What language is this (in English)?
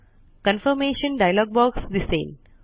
Marathi